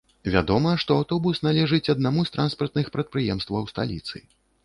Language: Belarusian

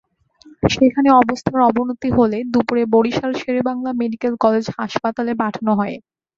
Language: Bangla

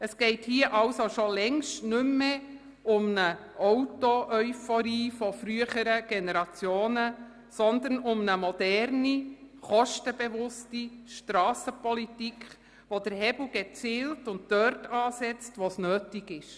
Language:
Swiss German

